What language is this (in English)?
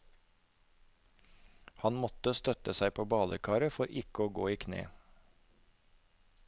Norwegian